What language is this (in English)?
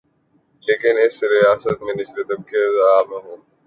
Urdu